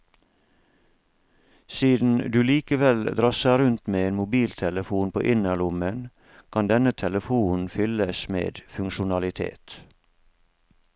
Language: Norwegian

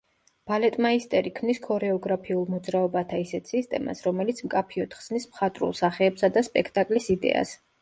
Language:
Georgian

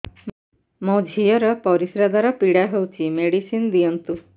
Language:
Odia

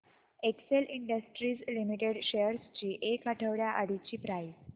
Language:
Marathi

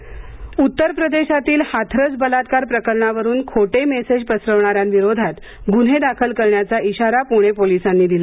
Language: Marathi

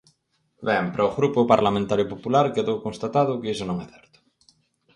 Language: Galician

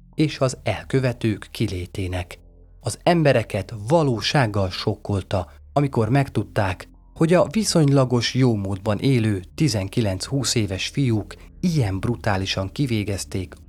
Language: Hungarian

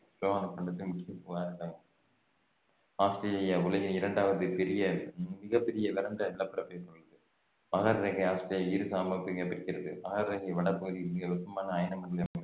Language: Tamil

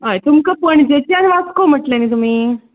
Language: Konkani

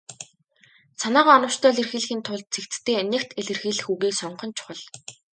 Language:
Mongolian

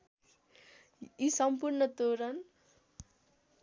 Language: Nepali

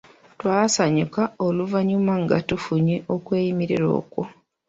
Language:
Ganda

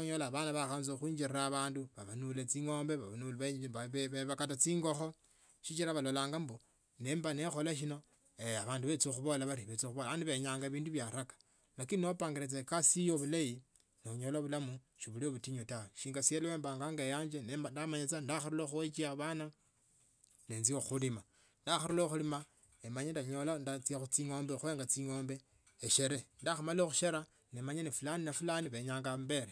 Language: Tsotso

